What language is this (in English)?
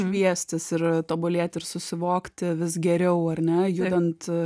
Lithuanian